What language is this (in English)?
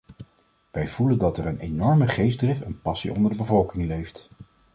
Dutch